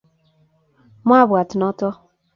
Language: Kalenjin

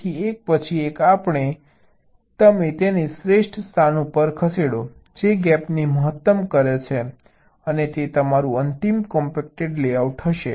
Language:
Gujarati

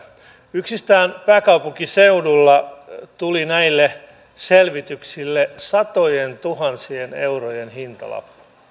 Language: Finnish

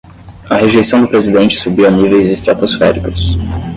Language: Portuguese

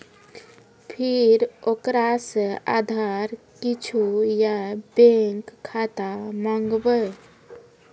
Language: Maithili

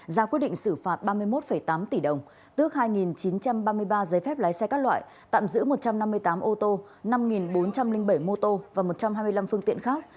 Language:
Vietnamese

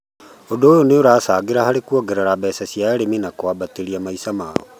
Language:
Kikuyu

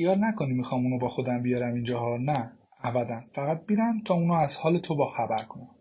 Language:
Persian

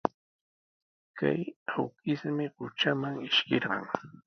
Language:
Sihuas Ancash Quechua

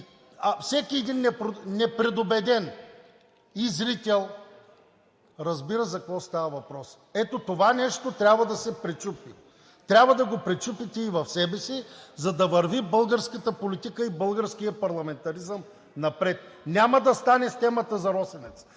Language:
Bulgarian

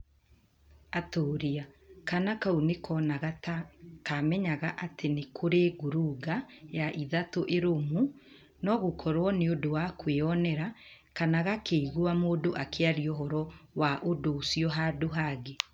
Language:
Kikuyu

